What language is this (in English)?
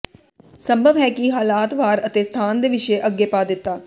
Punjabi